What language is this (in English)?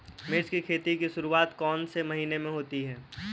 Hindi